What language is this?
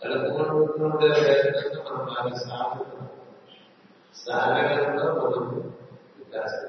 Telugu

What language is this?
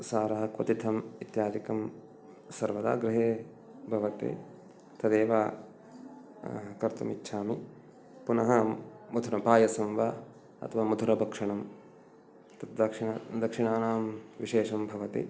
Sanskrit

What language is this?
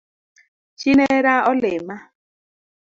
Luo (Kenya and Tanzania)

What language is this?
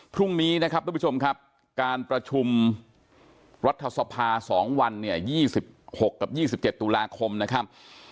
Thai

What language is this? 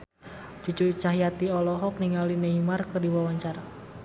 Sundanese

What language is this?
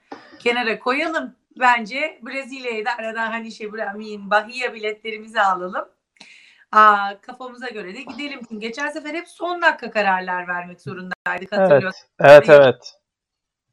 Turkish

